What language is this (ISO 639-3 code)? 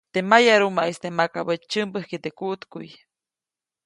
zoc